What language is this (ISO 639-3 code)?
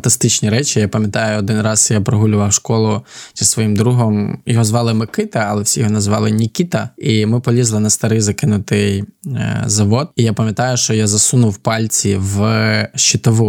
ukr